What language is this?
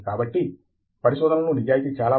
Telugu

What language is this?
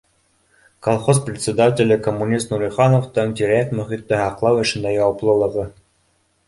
Bashkir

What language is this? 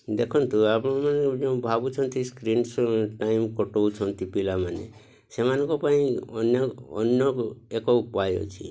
Odia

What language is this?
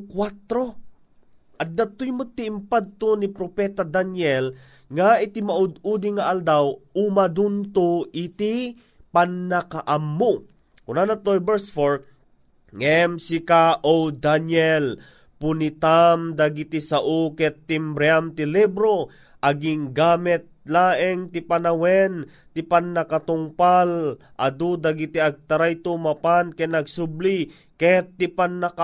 Filipino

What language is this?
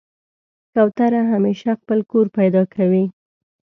Pashto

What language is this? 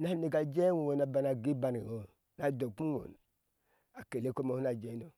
Ashe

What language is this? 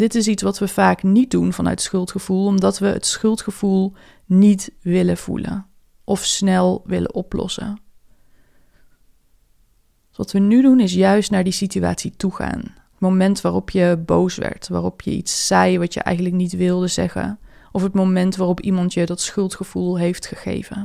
Dutch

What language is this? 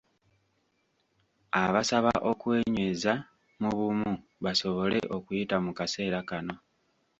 Ganda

